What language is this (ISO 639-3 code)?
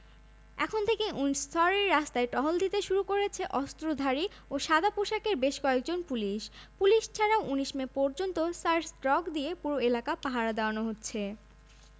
ben